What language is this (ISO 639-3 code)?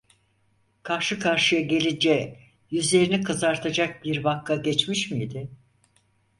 tur